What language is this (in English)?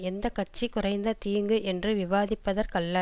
Tamil